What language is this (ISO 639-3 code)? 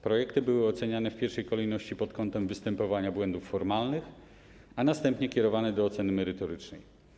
pol